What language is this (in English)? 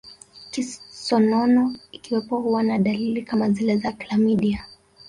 Swahili